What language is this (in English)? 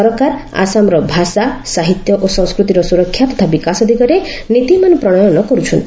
Odia